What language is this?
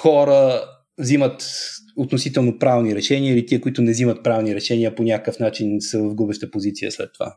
Bulgarian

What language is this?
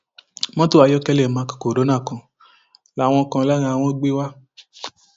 Yoruba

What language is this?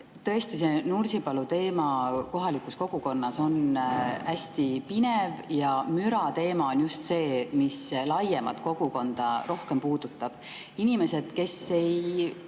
Estonian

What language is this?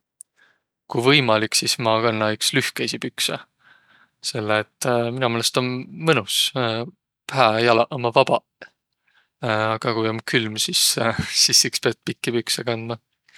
Võro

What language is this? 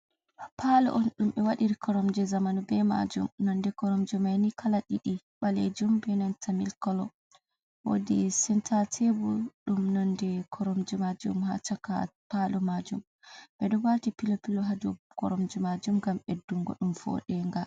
Fula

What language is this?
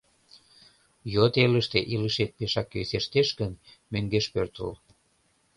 Mari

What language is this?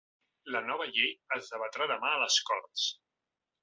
Catalan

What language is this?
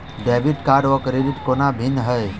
Maithili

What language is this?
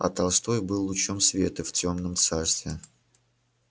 Russian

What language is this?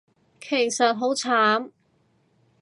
Cantonese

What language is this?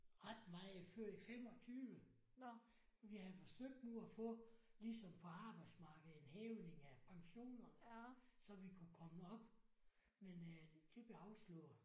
Danish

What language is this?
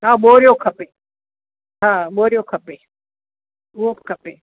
Sindhi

